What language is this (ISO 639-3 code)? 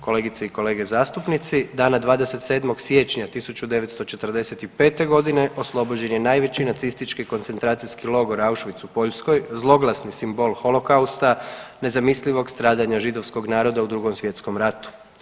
hrv